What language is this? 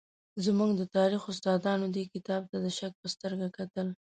Pashto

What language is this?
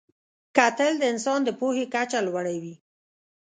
Pashto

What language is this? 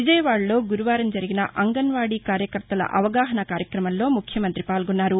Telugu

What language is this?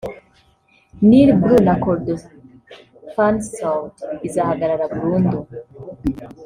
Kinyarwanda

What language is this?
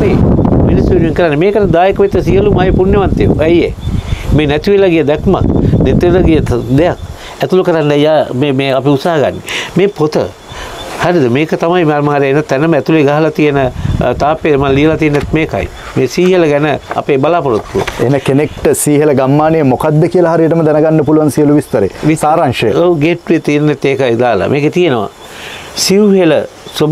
Indonesian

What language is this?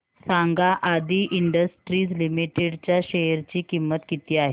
Marathi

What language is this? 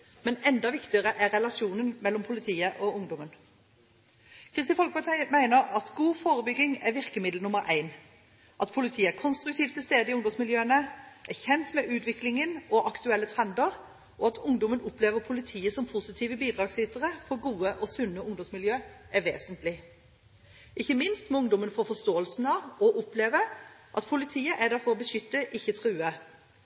Norwegian Bokmål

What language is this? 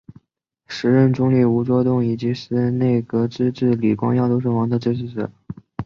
Chinese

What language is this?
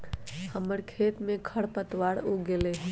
Magahi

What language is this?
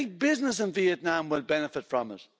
English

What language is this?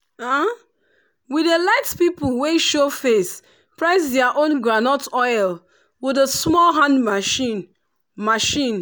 Nigerian Pidgin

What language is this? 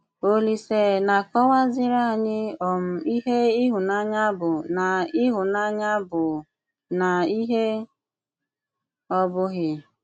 Igbo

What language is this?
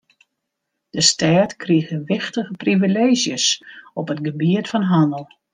Western Frisian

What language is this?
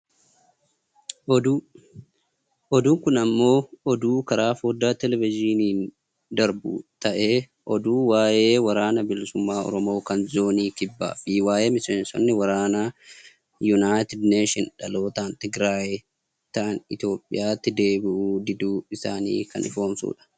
Oromo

